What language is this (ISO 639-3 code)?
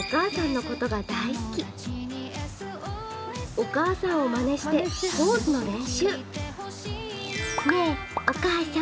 jpn